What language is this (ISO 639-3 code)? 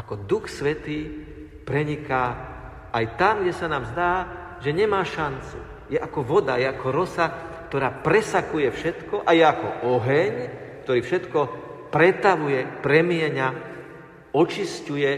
slk